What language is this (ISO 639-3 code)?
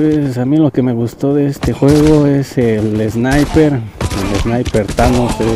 spa